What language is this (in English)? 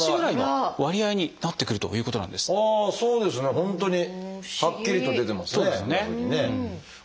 Japanese